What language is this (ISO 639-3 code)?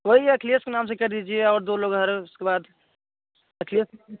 hin